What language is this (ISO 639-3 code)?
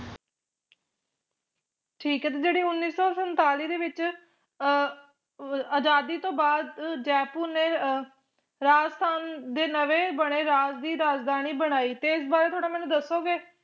pan